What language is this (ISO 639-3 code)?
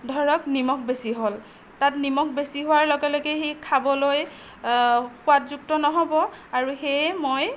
asm